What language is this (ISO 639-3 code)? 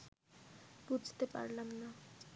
ben